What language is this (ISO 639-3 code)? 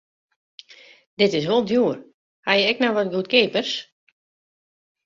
fry